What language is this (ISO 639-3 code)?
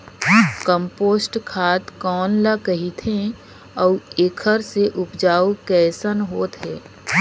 hne